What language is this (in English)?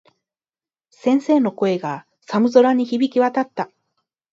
Japanese